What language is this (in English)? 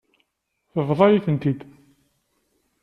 Kabyle